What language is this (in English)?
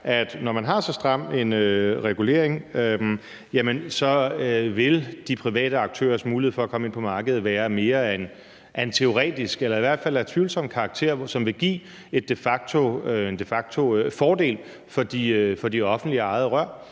Danish